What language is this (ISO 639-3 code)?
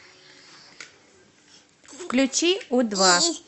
rus